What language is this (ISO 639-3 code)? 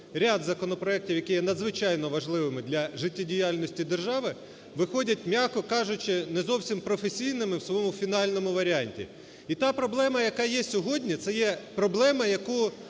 ukr